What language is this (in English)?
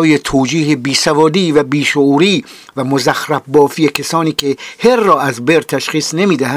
Persian